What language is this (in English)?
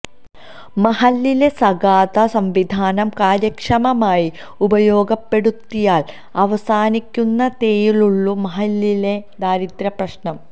Malayalam